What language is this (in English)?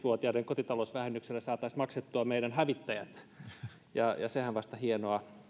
Finnish